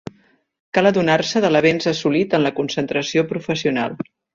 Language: Catalan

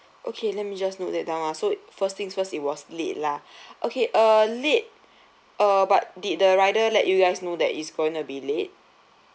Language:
English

